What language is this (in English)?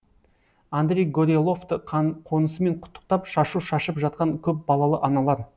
Kazakh